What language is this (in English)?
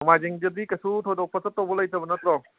Manipuri